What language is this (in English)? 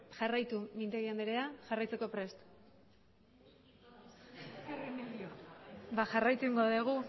Basque